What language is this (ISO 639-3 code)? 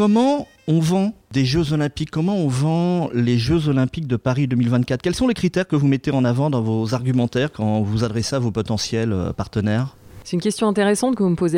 fra